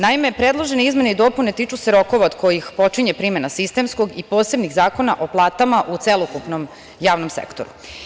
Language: Serbian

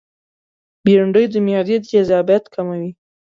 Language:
Pashto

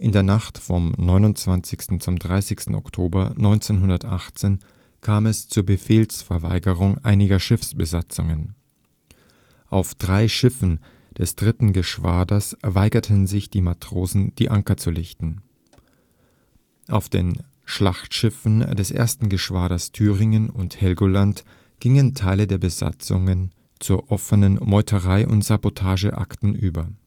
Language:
German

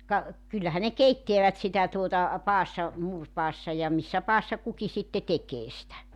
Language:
Finnish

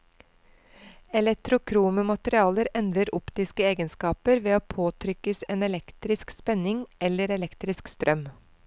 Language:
Norwegian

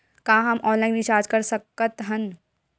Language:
Chhattisgarhi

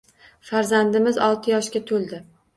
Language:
Uzbek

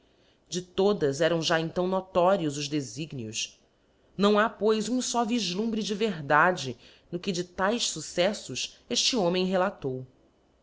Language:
Portuguese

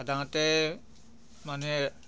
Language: Assamese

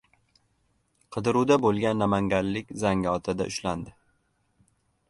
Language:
Uzbek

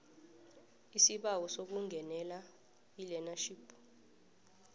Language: South Ndebele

